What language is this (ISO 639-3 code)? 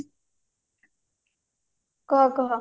ori